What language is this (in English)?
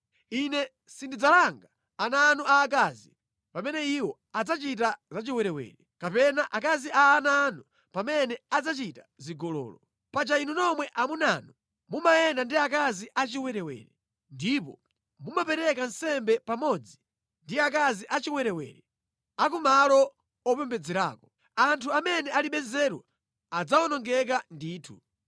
Nyanja